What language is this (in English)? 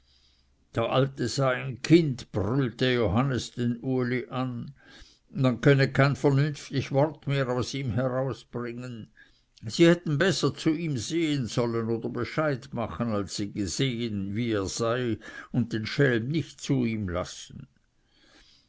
German